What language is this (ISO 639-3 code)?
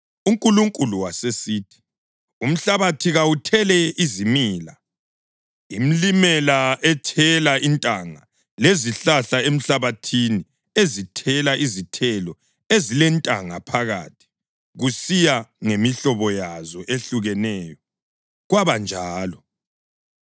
nde